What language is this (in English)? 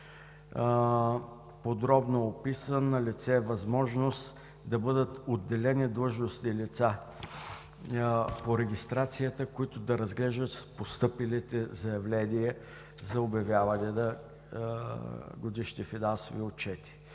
Bulgarian